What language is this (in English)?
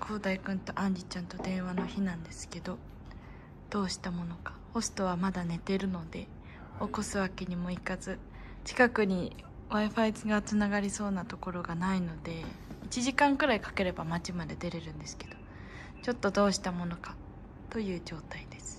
Japanese